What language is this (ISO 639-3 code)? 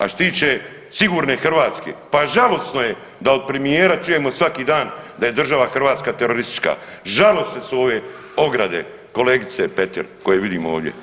hrv